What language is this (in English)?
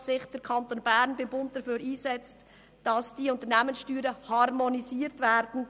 Swiss German